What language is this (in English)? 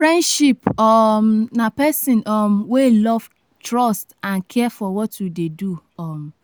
Nigerian Pidgin